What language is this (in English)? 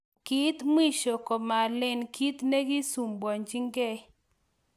Kalenjin